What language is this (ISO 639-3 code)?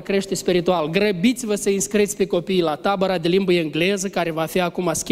ron